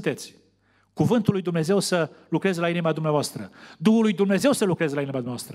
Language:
Romanian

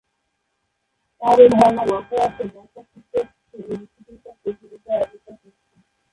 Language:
Bangla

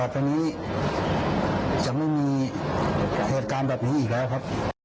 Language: Thai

